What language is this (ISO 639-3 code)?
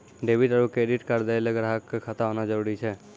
mai